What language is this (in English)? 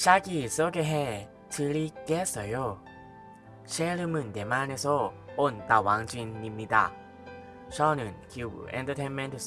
Thai